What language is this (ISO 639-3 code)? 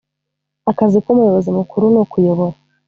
kin